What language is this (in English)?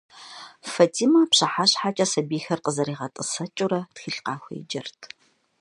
Kabardian